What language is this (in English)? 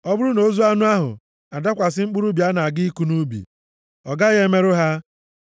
Igbo